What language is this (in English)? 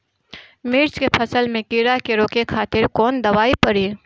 Bhojpuri